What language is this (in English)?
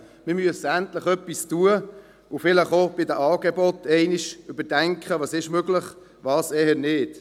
Swiss German